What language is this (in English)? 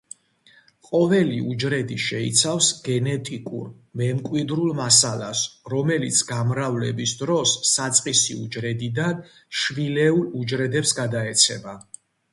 Georgian